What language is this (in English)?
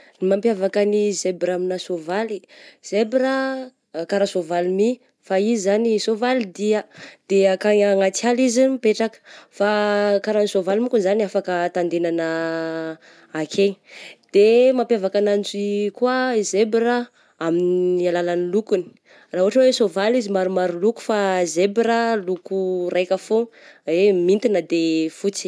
Southern Betsimisaraka Malagasy